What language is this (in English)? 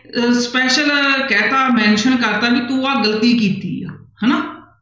Punjabi